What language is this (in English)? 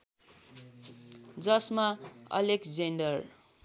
Nepali